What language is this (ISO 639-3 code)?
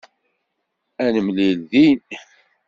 kab